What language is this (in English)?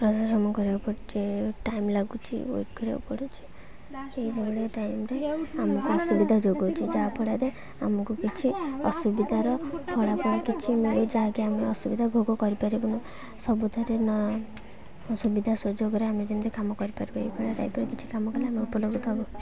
Odia